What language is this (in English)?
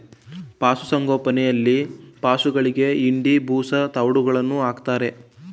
Kannada